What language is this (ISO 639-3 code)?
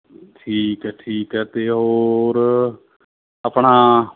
pan